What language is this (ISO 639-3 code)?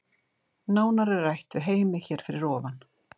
isl